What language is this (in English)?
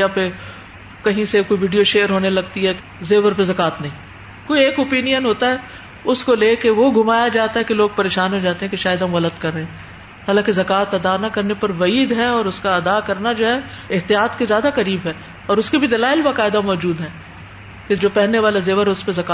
Urdu